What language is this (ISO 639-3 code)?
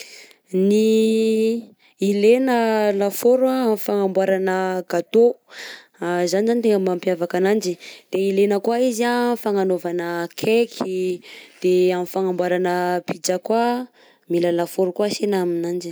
bzc